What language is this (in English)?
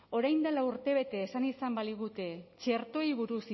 Basque